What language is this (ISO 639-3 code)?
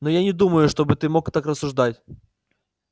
rus